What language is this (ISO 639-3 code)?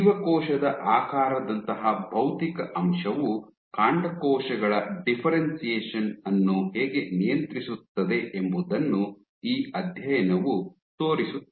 kan